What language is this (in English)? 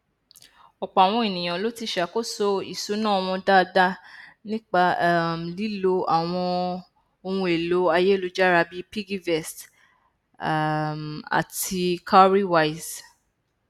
Yoruba